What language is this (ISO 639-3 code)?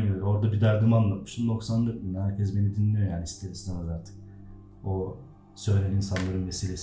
tur